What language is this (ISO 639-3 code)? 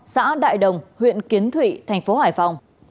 vie